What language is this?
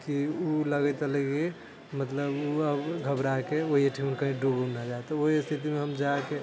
Maithili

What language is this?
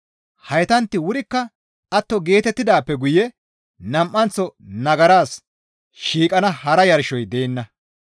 Gamo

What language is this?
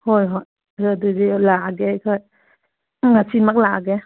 Manipuri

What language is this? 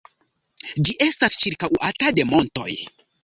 Esperanto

